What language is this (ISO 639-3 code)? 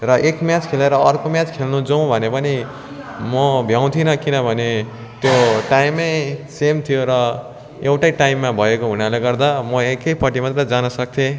nep